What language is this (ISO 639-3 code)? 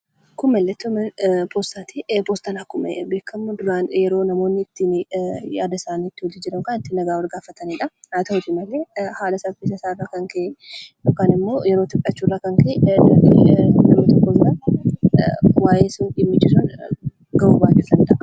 orm